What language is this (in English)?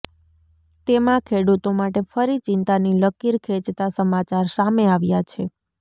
Gujarati